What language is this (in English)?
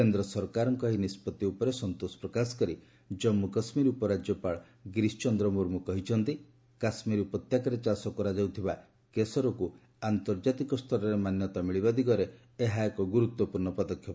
Odia